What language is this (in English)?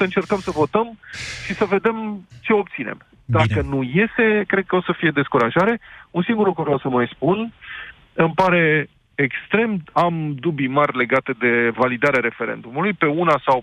Romanian